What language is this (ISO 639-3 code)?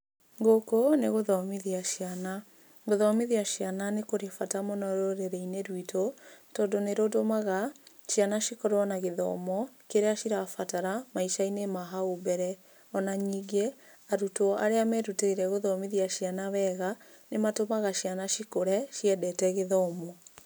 kik